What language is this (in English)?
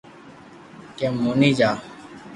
Loarki